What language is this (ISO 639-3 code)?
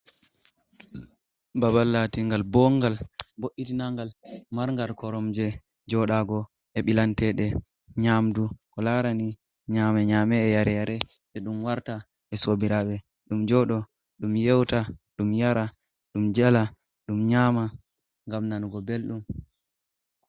ful